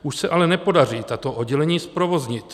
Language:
Czech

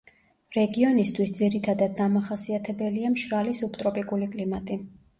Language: Georgian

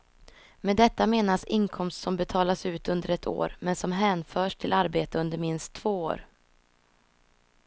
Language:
Swedish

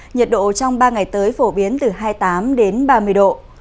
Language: Vietnamese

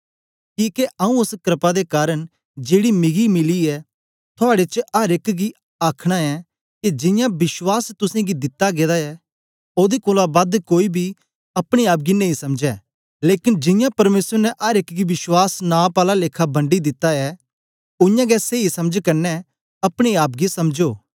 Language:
Dogri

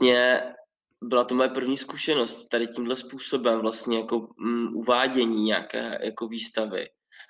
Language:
Czech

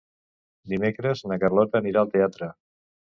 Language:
Catalan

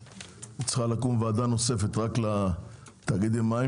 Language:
Hebrew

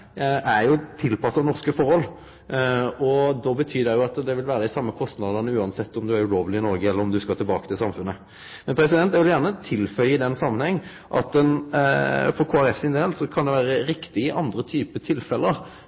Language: Norwegian Nynorsk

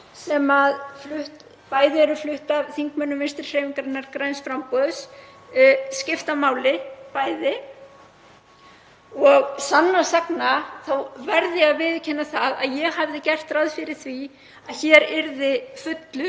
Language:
Icelandic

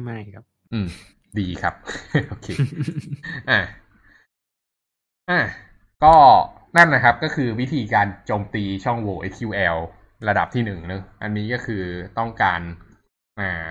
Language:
Thai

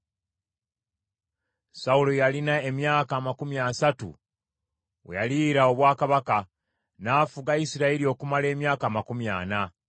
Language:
Ganda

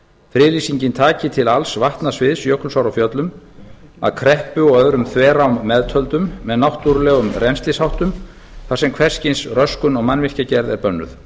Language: Icelandic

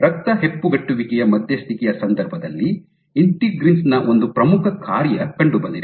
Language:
Kannada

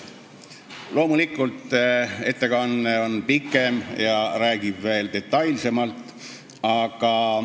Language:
Estonian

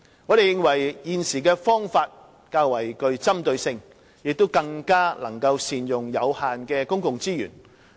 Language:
Cantonese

